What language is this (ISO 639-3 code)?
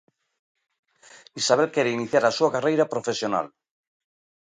glg